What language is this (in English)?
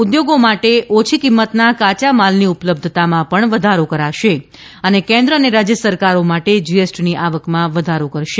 Gujarati